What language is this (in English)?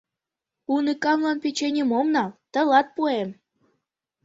Mari